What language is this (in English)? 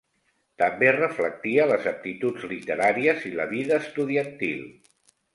Catalan